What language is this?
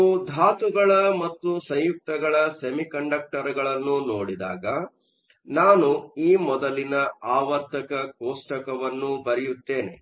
Kannada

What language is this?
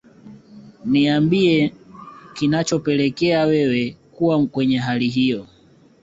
Swahili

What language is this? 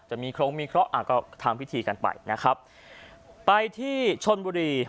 Thai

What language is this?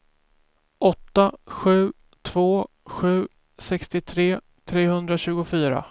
Swedish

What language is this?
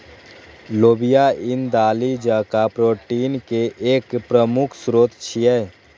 Maithili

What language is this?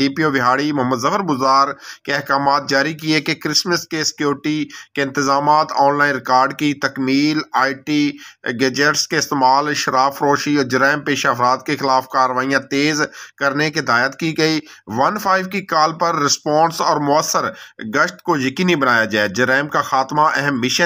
Hindi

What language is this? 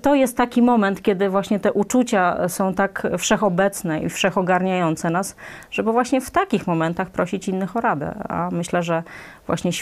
Polish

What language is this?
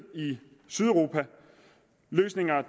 Danish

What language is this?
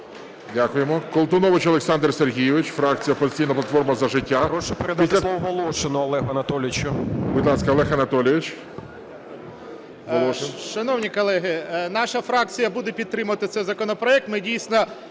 Ukrainian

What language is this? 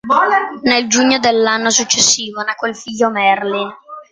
Italian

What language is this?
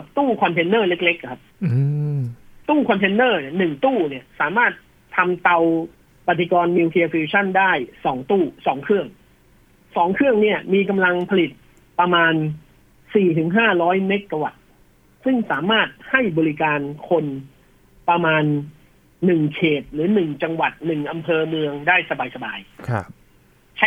Thai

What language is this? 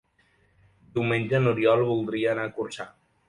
Catalan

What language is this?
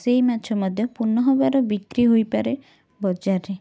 Odia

